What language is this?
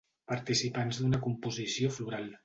Catalan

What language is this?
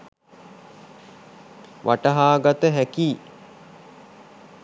Sinhala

